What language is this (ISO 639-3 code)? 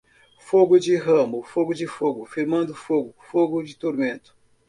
por